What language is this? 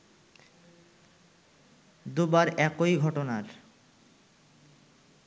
Bangla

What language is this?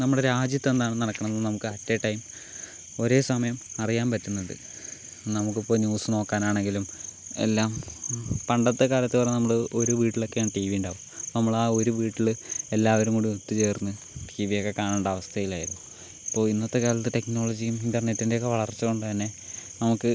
Malayalam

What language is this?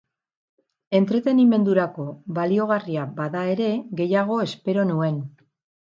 Basque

